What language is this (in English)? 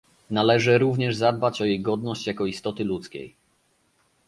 Polish